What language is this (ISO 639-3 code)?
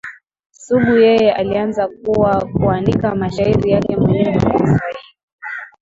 swa